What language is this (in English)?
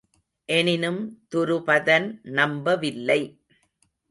Tamil